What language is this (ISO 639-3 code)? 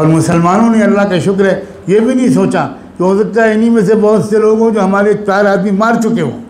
urd